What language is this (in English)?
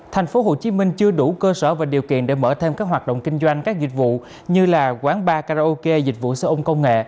Vietnamese